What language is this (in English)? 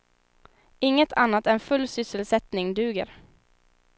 Swedish